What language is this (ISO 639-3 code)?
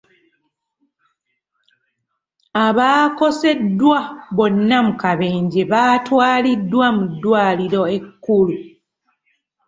lug